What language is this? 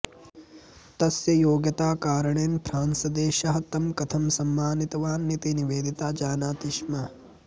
Sanskrit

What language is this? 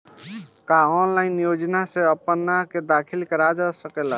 Bhojpuri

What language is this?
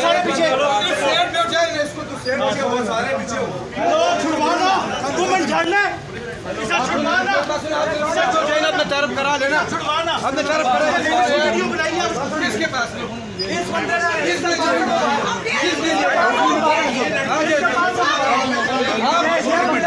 Urdu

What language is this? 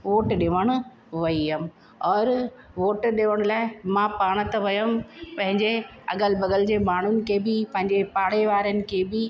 Sindhi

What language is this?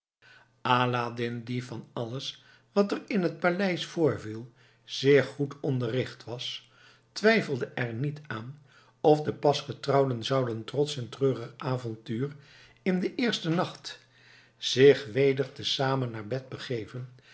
Dutch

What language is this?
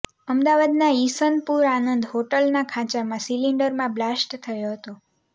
Gujarati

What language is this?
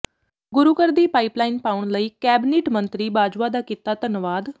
Punjabi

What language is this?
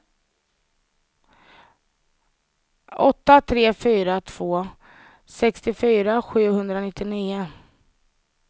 Swedish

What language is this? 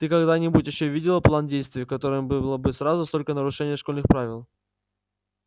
Russian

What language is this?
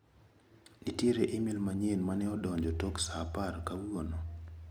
Luo (Kenya and Tanzania)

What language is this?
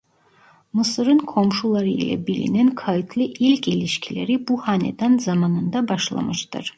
Turkish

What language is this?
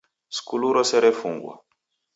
Taita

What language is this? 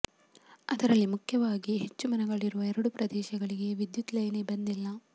Kannada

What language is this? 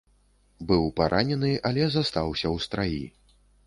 Belarusian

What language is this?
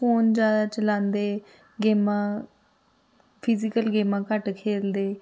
Dogri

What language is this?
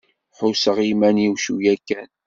Kabyle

